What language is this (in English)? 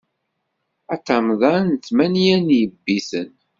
Kabyle